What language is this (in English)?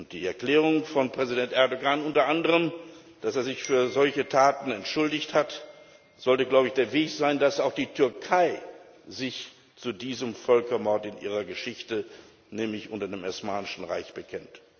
German